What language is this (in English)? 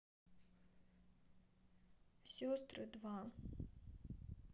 Russian